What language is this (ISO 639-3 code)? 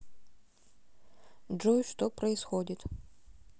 rus